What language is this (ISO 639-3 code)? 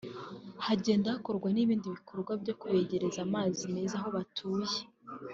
kin